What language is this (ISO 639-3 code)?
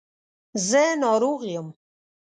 pus